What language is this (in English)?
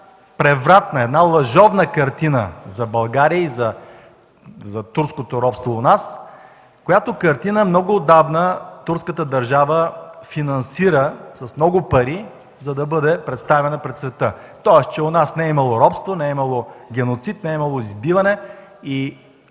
Bulgarian